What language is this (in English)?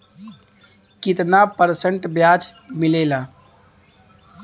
Bhojpuri